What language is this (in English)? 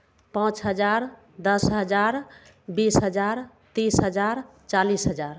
Maithili